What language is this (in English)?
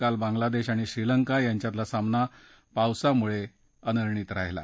Marathi